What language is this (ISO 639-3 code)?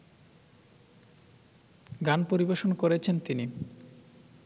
ben